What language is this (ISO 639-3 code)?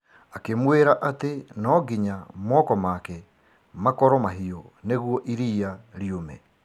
kik